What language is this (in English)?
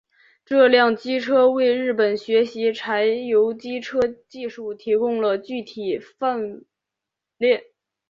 Chinese